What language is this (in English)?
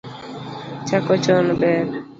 Luo (Kenya and Tanzania)